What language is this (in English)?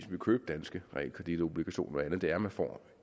Danish